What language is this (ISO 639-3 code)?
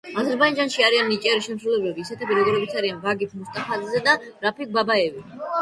kat